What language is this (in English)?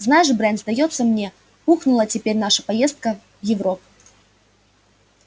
Russian